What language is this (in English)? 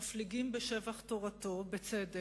Hebrew